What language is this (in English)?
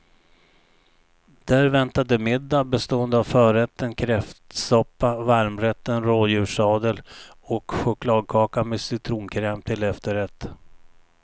Swedish